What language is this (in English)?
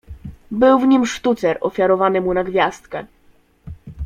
Polish